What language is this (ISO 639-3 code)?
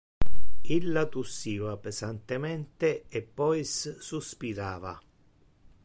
ina